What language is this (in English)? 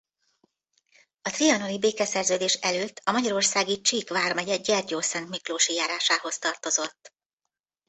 Hungarian